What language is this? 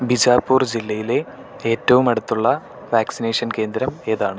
Malayalam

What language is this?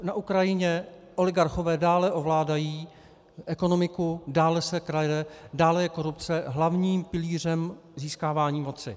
Czech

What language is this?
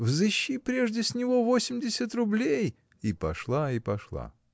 Russian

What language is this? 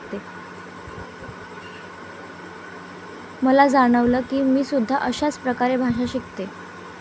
Marathi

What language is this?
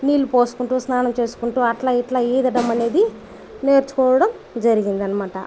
Telugu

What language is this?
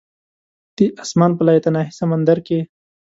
Pashto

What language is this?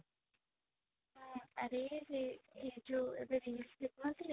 Odia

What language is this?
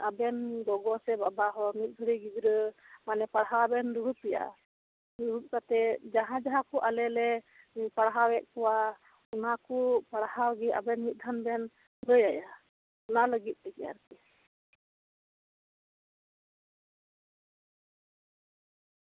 Santali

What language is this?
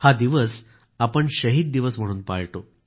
Marathi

